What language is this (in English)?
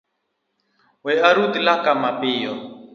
Luo (Kenya and Tanzania)